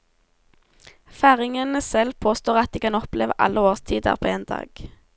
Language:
Norwegian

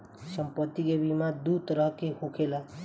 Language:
Bhojpuri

